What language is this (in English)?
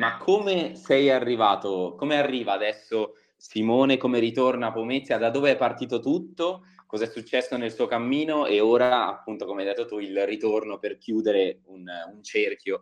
Italian